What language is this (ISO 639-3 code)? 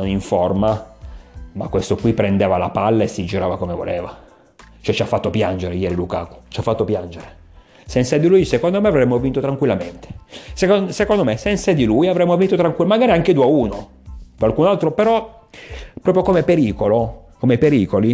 ita